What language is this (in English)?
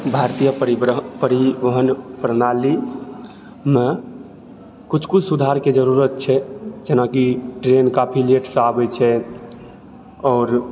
Maithili